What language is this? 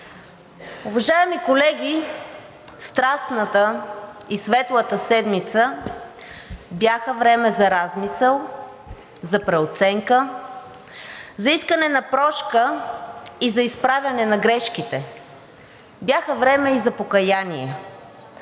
Bulgarian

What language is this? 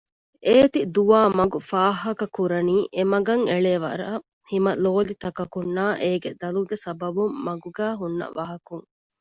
Divehi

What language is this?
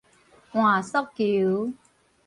Min Nan Chinese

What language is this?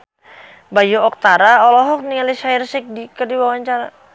Sundanese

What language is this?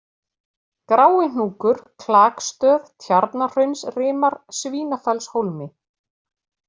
Icelandic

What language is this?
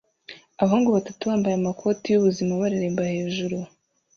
Kinyarwanda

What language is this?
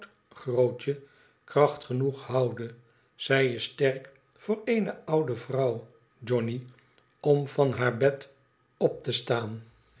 Dutch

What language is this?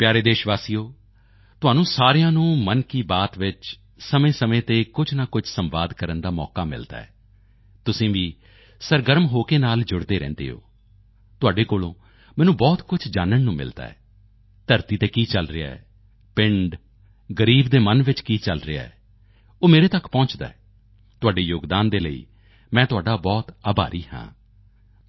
Punjabi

